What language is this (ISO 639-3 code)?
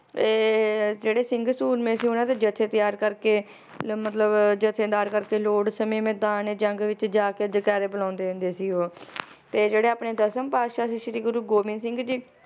pan